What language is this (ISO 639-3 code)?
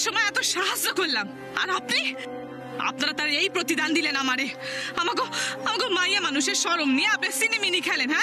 ben